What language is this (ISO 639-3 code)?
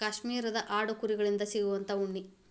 kan